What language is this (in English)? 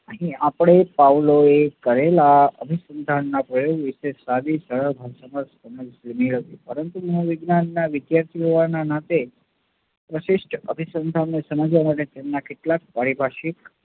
Gujarati